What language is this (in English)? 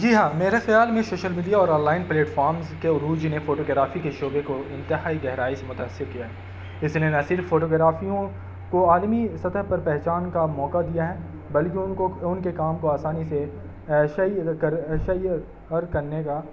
Urdu